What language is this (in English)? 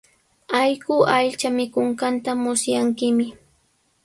Sihuas Ancash Quechua